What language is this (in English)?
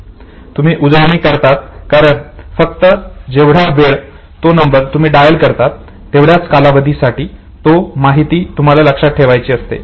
Marathi